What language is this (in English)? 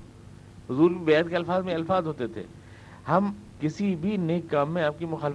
Urdu